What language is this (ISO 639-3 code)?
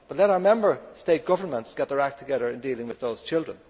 eng